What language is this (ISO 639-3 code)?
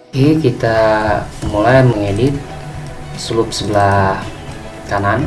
ind